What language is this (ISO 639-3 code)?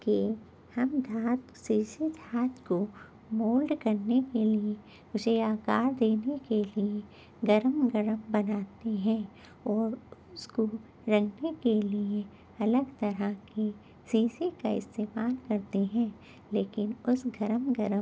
urd